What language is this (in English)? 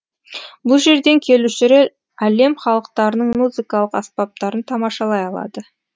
Kazakh